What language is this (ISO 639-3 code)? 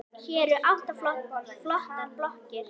isl